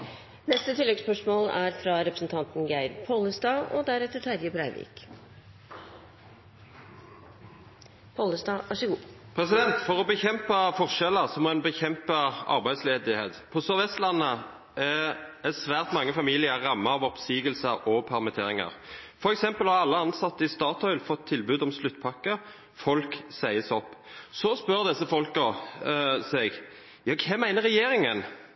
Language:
Norwegian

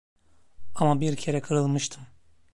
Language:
Turkish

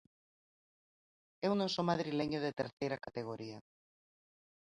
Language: Galician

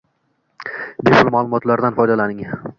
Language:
Uzbek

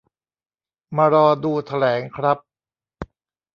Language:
Thai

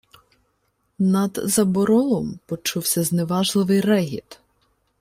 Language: Ukrainian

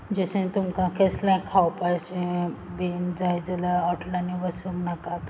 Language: Konkani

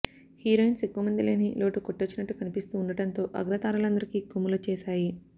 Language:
Telugu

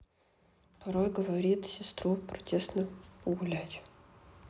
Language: Russian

